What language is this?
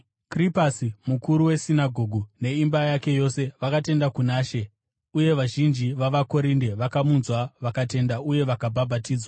Shona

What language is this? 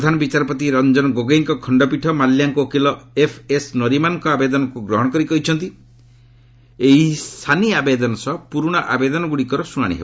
Odia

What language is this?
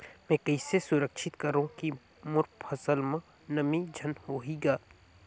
Chhattisgarhi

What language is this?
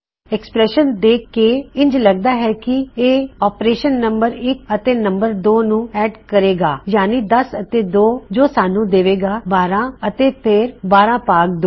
Punjabi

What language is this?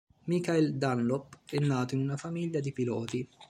Italian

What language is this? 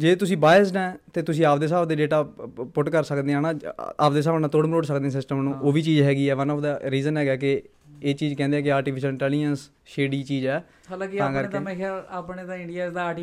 Punjabi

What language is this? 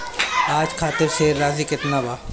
Bhojpuri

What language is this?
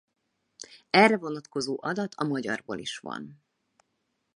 Hungarian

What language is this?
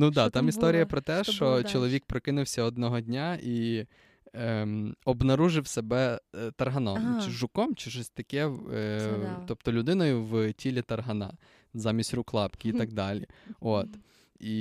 Ukrainian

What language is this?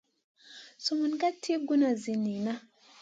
Masana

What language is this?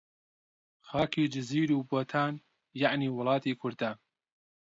Central Kurdish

